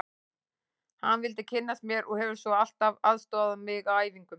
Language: Icelandic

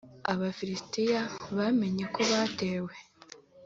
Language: Kinyarwanda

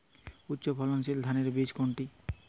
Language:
Bangla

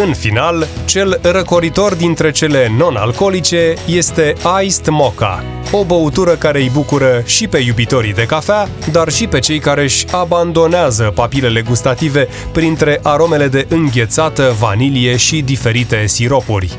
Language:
Romanian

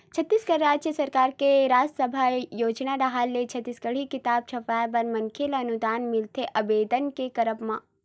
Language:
Chhattisgarhi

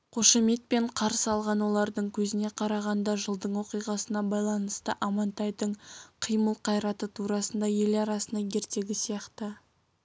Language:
Kazakh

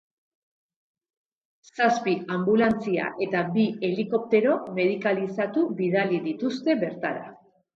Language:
Basque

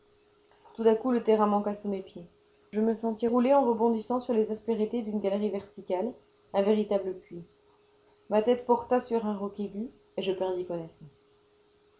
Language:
French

